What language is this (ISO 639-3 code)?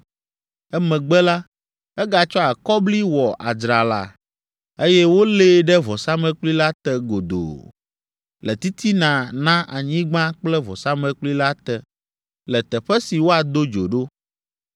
ewe